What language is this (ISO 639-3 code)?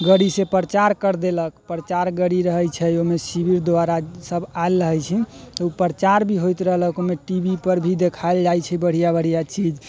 mai